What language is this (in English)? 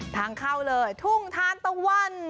Thai